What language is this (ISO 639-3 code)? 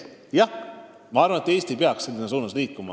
est